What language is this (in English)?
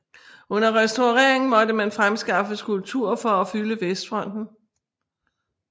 Danish